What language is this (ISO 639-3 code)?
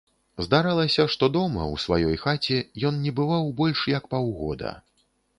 bel